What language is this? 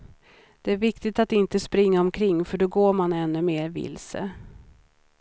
Swedish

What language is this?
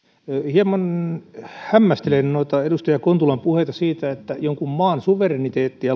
Finnish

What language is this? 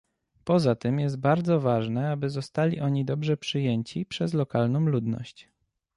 Polish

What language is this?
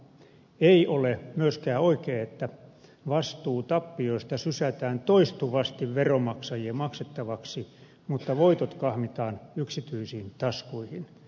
Finnish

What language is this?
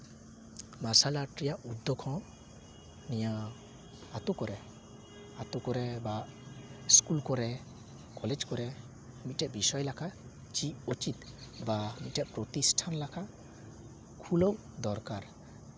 Santali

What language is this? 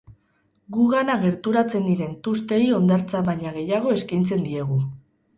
Basque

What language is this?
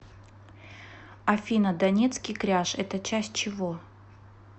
Russian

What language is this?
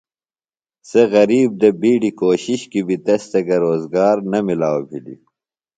Phalura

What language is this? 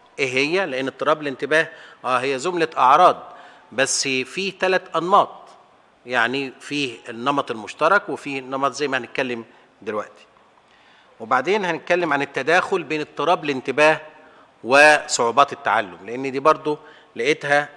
Arabic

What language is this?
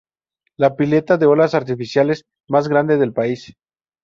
Spanish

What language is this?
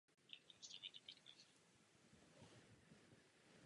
Czech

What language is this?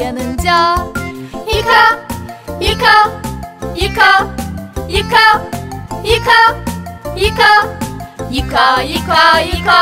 Turkish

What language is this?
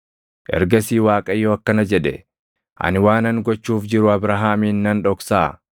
Oromo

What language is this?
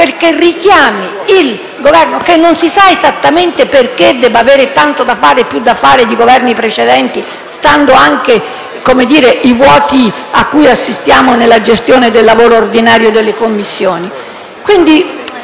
Italian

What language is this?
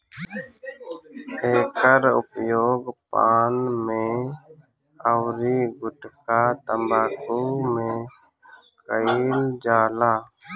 Bhojpuri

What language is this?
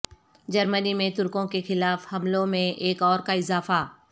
Urdu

